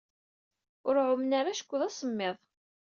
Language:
Kabyle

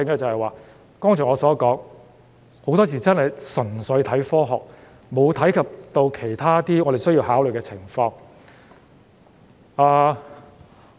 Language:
Cantonese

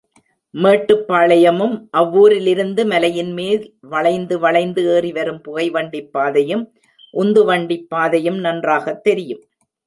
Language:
Tamil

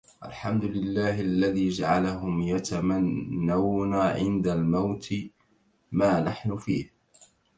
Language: Arabic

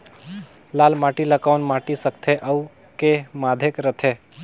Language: Chhattisgarhi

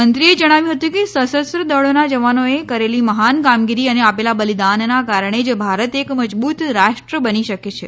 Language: Gujarati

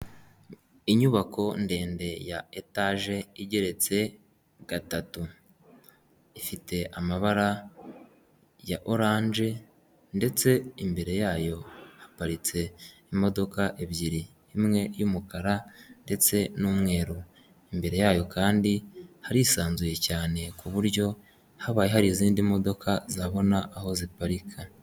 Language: Kinyarwanda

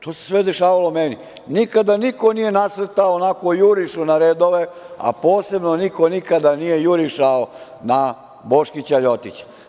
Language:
Serbian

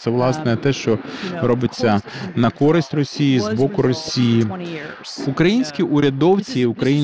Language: Ukrainian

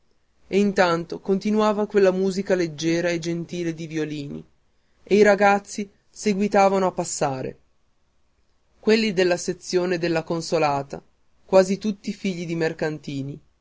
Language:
Italian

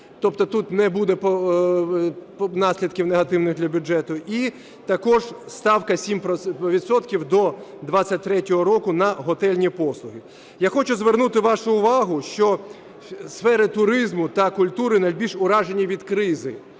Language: Ukrainian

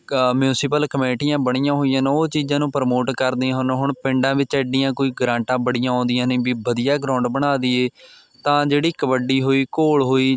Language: Punjabi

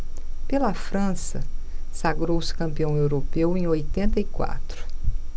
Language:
Portuguese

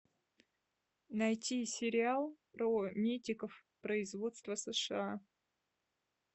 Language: Russian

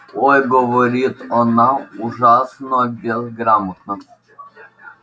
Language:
Russian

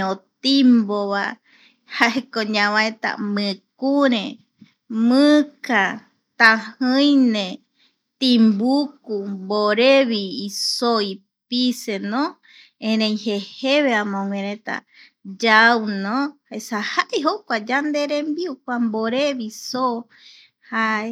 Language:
Eastern Bolivian Guaraní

